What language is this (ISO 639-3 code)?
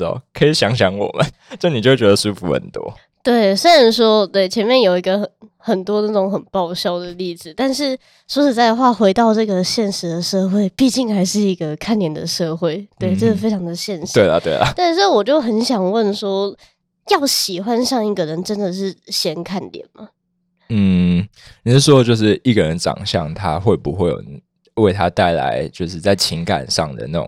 zho